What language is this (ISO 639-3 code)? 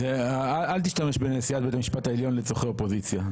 heb